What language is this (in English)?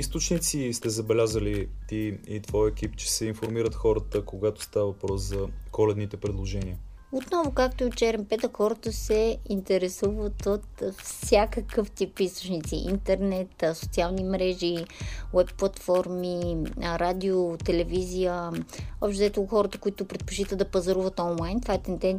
Bulgarian